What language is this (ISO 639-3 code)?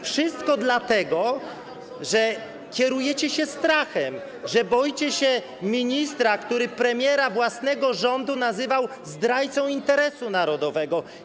pol